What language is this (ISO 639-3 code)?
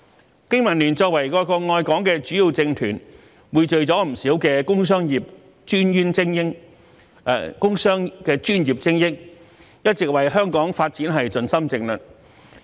yue